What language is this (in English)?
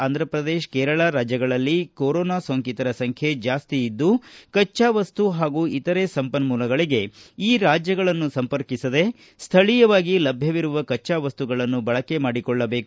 Kannada